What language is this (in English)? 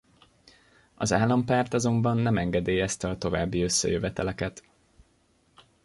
Hungarian